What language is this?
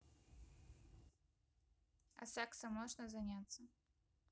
Russian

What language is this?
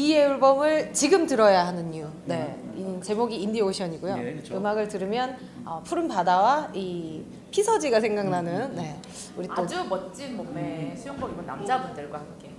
Korean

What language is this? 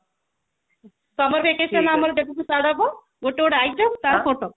Odia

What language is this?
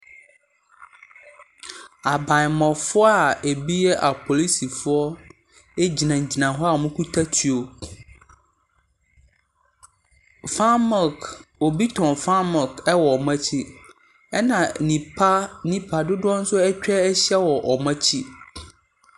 Akan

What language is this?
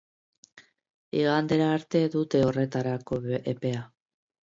Basque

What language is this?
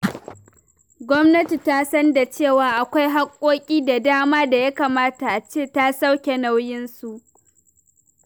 Hausa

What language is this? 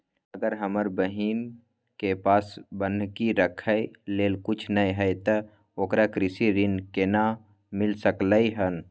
Maithili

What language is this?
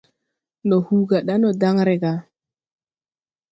Tupuri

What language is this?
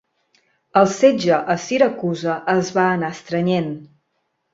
Catalan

